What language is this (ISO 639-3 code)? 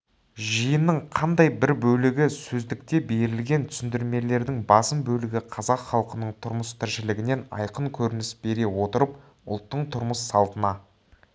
kaz